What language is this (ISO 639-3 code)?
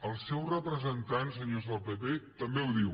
cat